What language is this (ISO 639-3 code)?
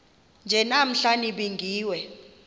xho